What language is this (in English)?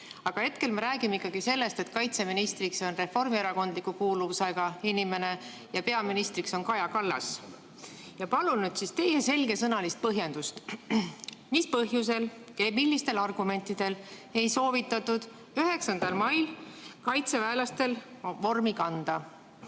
Estonian